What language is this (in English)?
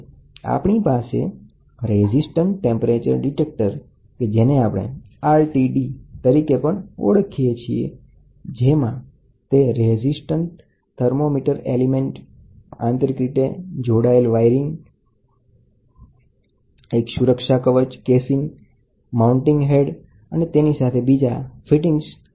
Gujarati